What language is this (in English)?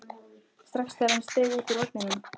Icelandic